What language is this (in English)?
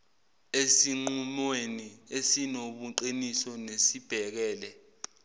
Zulu